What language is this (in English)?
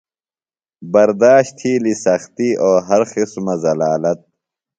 Phalura